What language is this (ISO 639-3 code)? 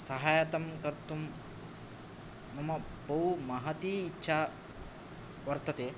san